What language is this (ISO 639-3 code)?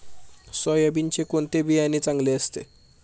mar